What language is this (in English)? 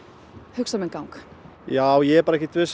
Icelandic